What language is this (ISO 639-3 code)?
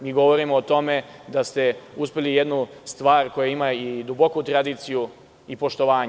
srp